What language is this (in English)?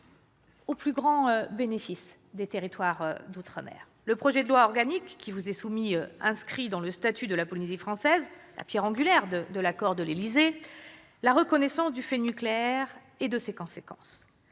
French